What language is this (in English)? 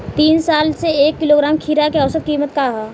Bhojpuri